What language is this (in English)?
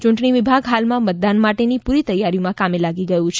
Gujarati